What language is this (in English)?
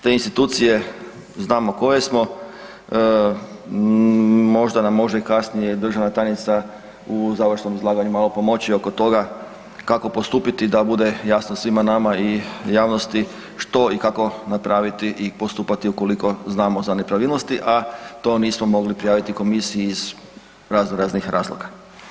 Croatian